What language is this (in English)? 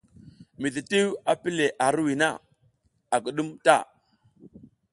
South Giziga